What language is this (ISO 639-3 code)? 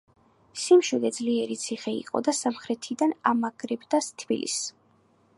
kat